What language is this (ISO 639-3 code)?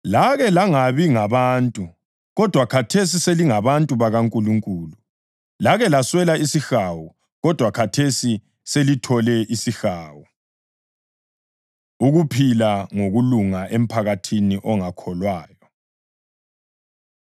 nde